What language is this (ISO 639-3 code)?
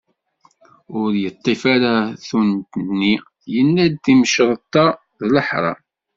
kab